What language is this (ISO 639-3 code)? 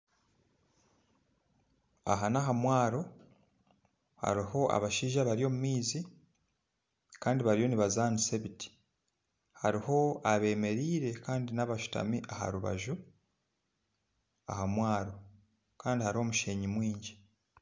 nyn